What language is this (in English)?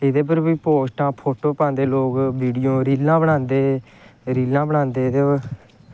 Dogri